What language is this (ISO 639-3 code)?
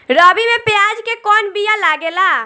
bho